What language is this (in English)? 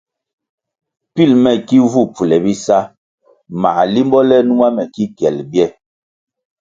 Kwasio